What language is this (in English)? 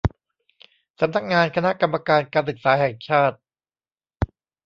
Thai